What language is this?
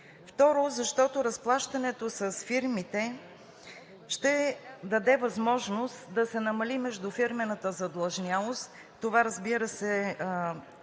Bulgarian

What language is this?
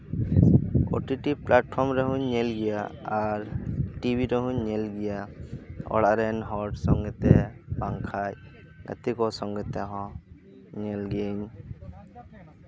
Santali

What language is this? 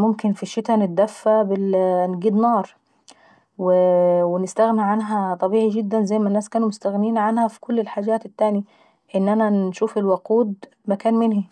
Saidi Arabic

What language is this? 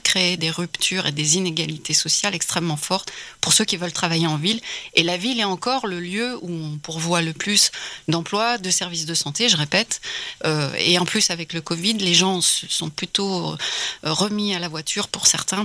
French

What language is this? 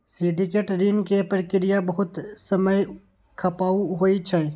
Maithili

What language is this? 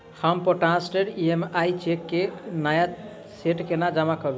Maithili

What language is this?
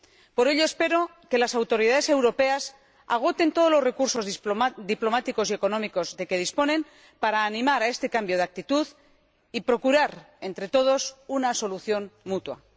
Spanish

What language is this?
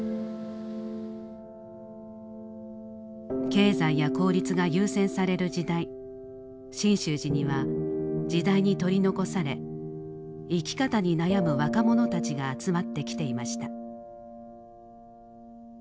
Japanese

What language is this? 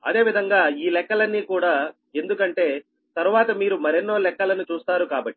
Telugu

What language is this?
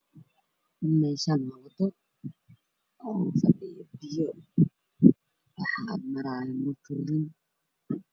Somali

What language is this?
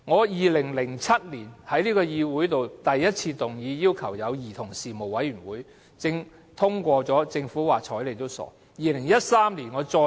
Cantonese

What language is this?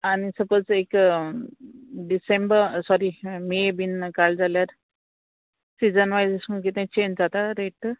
Konkani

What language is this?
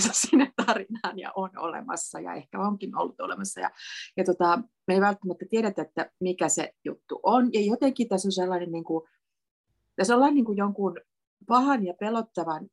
Finnish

